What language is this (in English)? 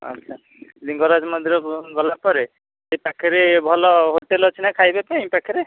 Odia